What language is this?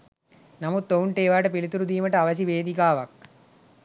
Sinhala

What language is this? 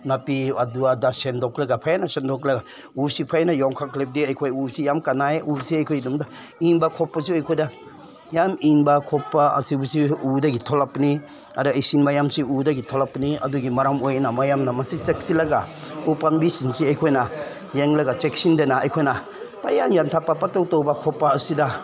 Manipuri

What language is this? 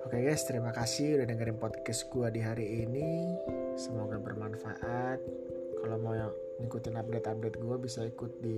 Indonesian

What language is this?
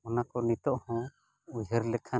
Santali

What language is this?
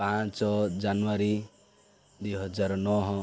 Odia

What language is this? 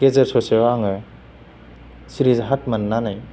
Bodo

